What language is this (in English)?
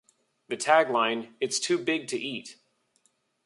English